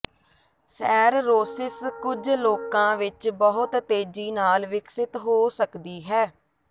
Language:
Punjabi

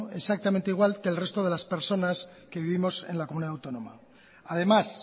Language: Spanish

